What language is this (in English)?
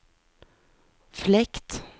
Swedish